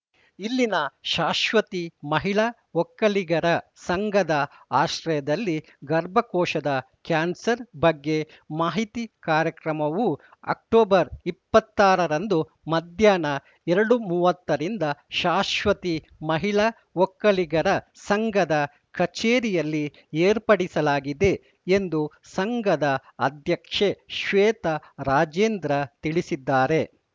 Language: Kannada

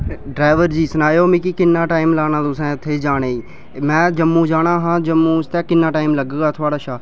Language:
Dogri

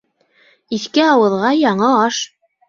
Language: Bashkir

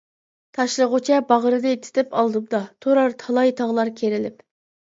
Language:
Uyghur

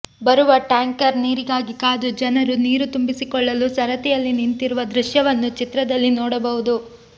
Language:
Kannada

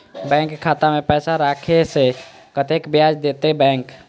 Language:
Maithili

